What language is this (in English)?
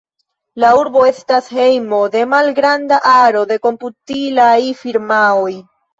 Esperanto